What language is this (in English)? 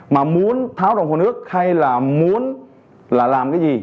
Vietnamese